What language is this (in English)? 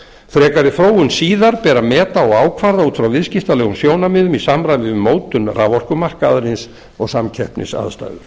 Icelandic